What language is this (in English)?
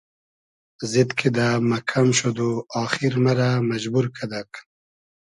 Hazaragi